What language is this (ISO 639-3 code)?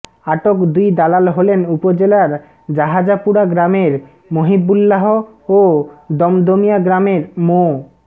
ben